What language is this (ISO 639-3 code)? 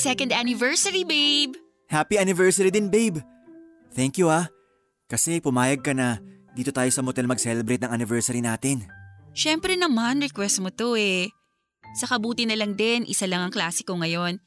fil